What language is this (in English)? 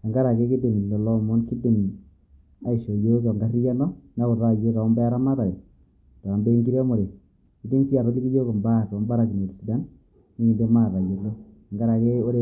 Masai